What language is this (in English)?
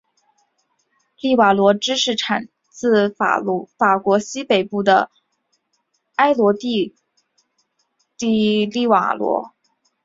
Chinese